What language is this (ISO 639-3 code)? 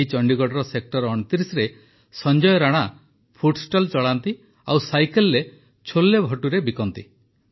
ori